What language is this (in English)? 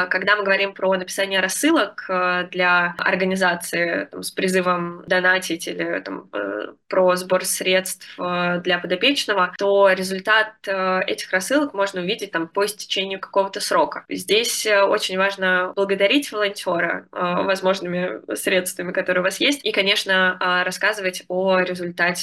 Russian